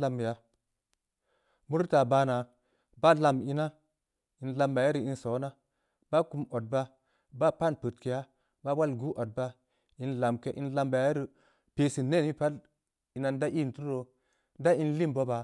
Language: Samba Leko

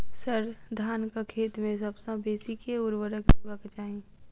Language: Maithili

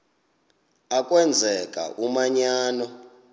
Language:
Xhosa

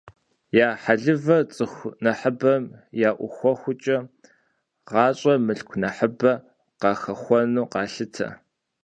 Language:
Kabardian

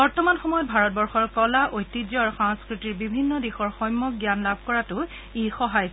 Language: Assamese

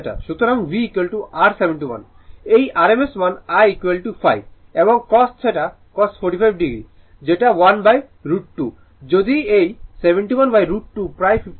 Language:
Bangla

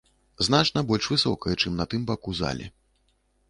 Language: Belarusian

